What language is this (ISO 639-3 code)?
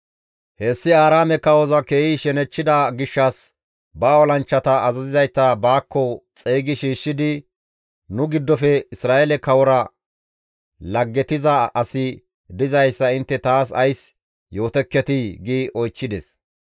gmv